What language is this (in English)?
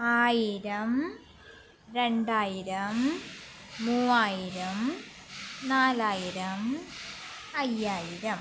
Malayalam